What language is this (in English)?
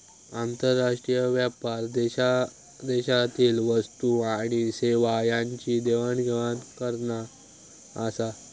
Marathi